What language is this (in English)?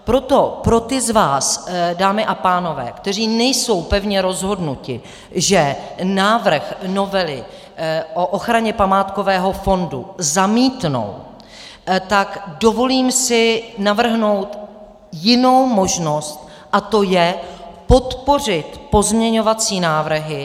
Czech